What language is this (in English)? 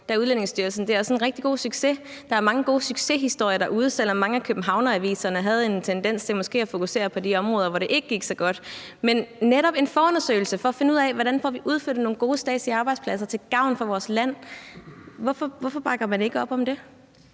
Danish